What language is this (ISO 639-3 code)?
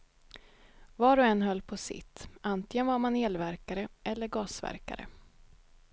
swe